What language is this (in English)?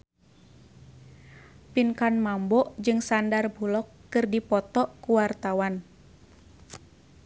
Sundanese